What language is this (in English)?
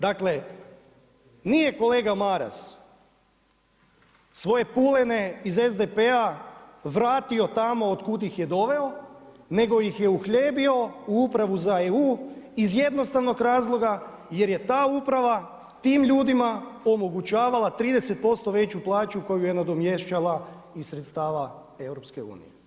Croatian